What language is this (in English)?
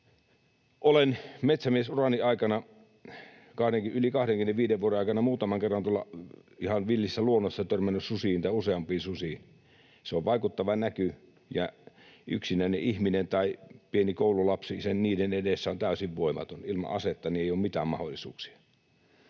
Finnish